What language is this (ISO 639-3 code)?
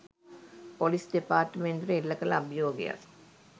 sin